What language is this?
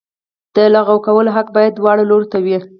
Pashto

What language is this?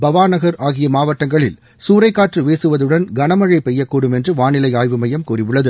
Tamil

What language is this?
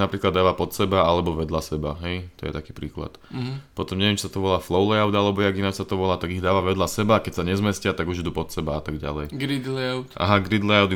Slovak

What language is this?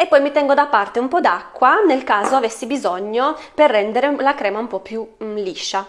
Italian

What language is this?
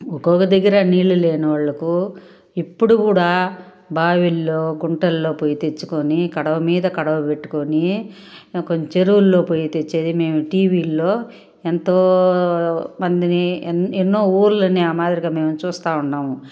Telugu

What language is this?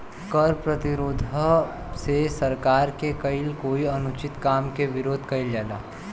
Bhojpuri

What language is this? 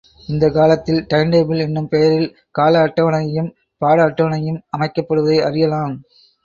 Tamil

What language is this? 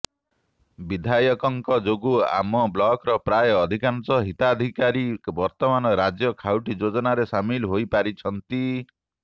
Odia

